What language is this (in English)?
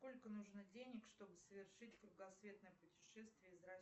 Russian